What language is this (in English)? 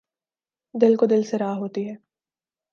Urdu